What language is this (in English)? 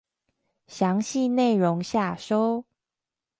Chinese